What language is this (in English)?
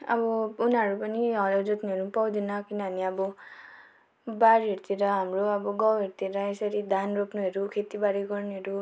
Nepali